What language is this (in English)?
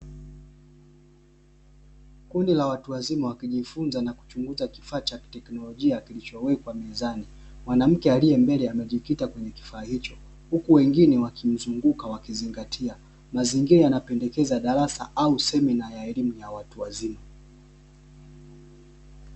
Swahili